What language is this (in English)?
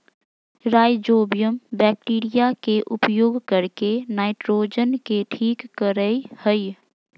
Magahi